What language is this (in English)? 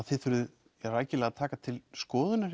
Icelandic